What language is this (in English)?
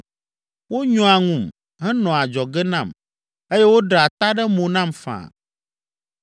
Ewe